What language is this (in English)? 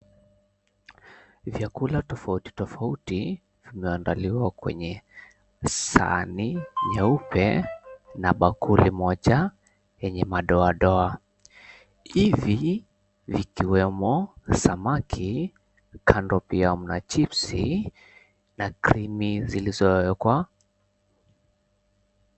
Swahili